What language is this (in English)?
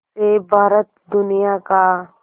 Hindi